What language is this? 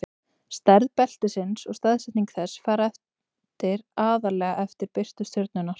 Icelandic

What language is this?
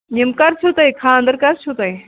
Kashmiri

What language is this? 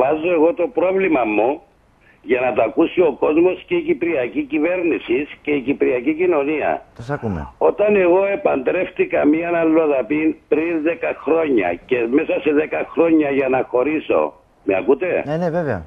Greek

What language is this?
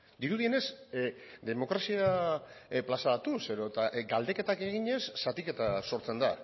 Basque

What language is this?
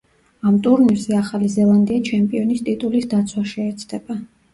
Georgian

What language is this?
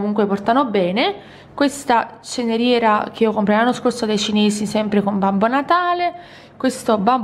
Italian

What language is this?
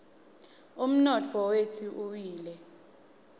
Swati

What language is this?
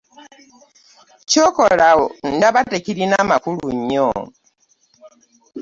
Ganda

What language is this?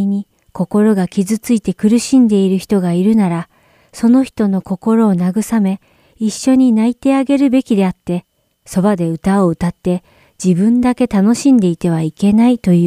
Japanese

